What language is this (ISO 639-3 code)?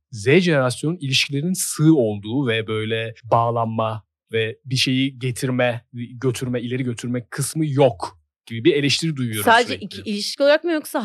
tur